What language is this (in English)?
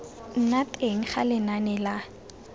Tswana